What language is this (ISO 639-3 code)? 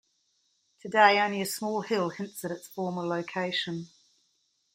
eng